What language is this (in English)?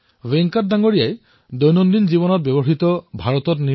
Assamese